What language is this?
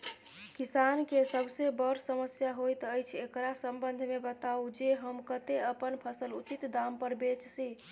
Maithili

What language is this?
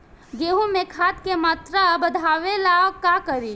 Bhojpuri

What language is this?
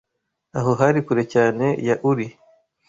Kinyarwanda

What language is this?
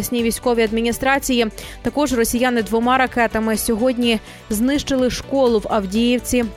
Ukrainian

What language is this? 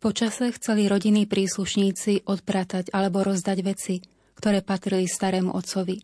Slovak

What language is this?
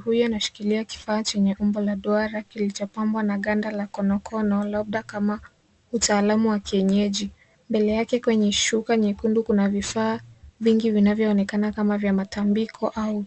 Swahili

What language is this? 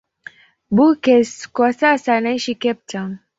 Swahili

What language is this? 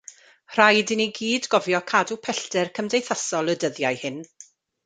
Welsh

